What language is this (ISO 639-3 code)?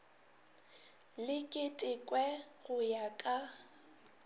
nso